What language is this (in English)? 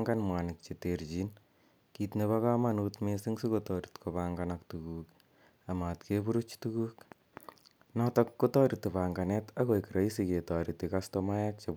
Kalenjin